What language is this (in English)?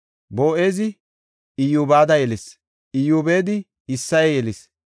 Gofa